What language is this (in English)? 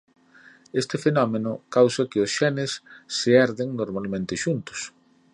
Galician